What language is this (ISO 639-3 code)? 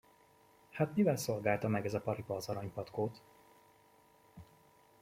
hun